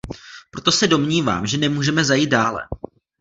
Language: Czech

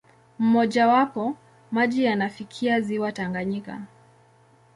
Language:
Swahili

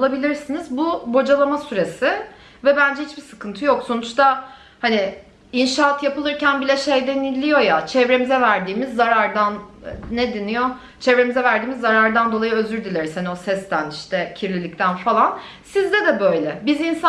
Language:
Turkish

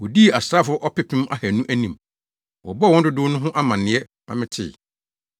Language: Akan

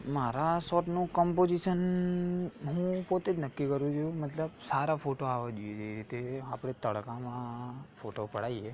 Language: Gujarati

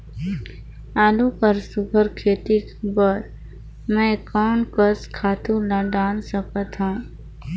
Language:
Chhattisgarhi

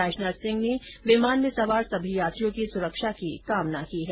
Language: Hindi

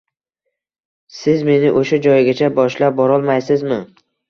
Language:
Uzbek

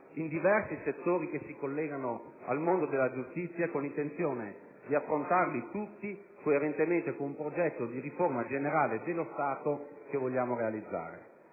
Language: Italian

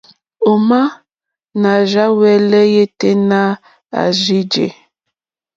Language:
Mokpwe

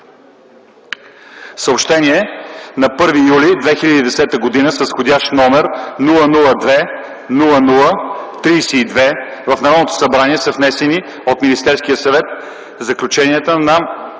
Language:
Bulgarian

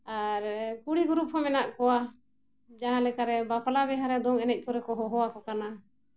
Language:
Santali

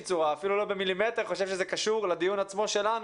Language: Hebrew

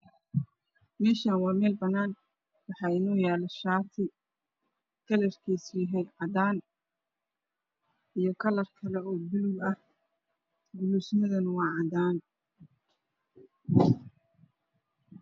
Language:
Somali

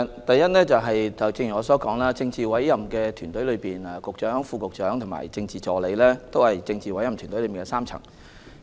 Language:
Cantonese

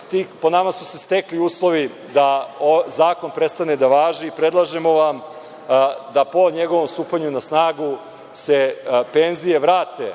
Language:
Serbian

